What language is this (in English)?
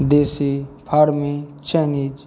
Maithili